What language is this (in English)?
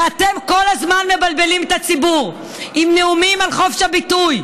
Hebrew